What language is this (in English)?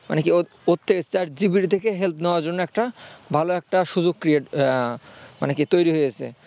Bangla